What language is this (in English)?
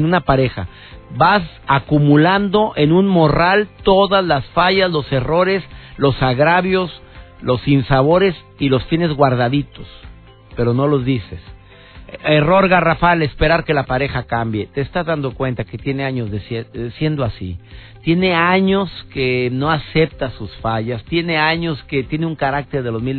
Spanish